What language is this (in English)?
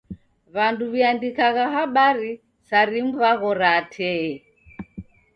Taita